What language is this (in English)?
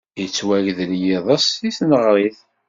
Kabyle